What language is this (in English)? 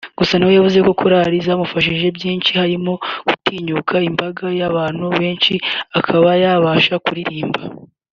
Kinyarwanda